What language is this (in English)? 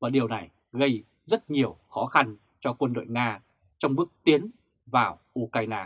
Vietnamese